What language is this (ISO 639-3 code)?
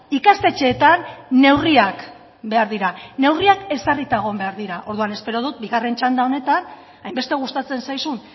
eus